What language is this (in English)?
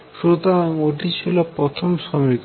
Bangla